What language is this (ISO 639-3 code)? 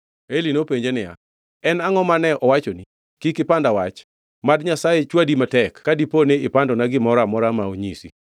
luo